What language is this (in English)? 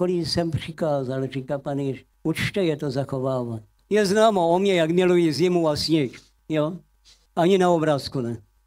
Czech